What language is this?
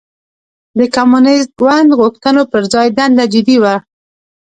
Pashto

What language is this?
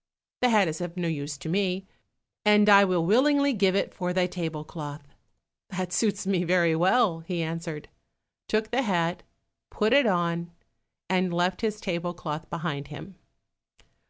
English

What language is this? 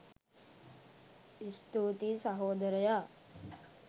Sinhala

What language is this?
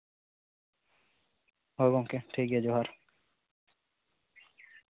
Santali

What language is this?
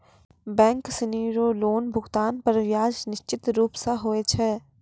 Maithili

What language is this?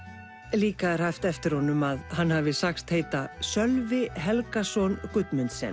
Icelandic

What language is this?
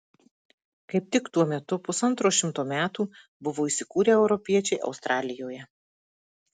Lithuanian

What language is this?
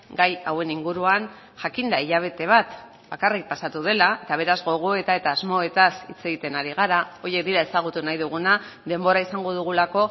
Basque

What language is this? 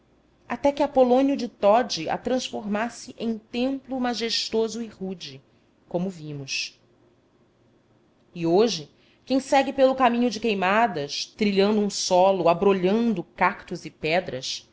Portuguese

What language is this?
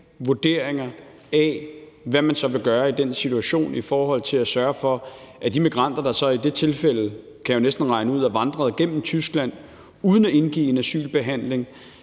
Danish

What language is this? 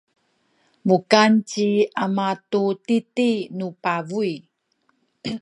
Sakizaya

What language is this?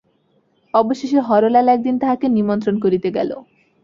Bangla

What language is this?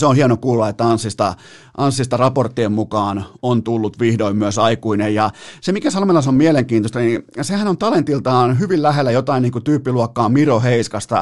Finnish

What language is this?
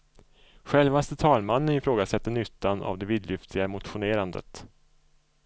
Swedish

